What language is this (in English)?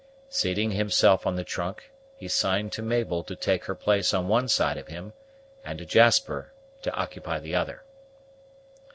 English